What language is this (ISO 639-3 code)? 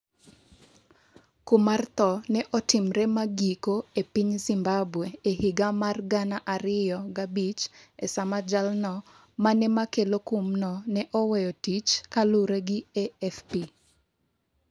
luo